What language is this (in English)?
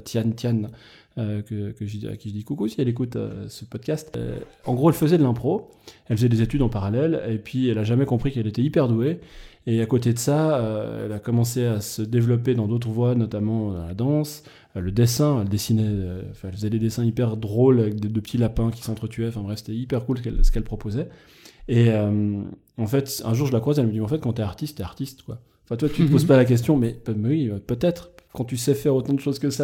French